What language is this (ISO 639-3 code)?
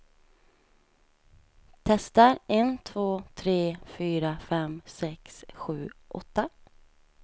swe